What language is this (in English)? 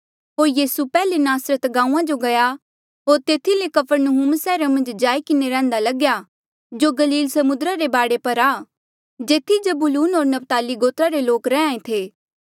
Mandeali